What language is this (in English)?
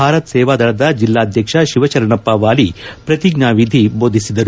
Kannada